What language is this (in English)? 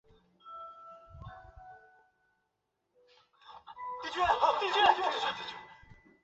Chinese